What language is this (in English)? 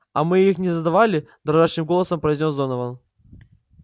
Russian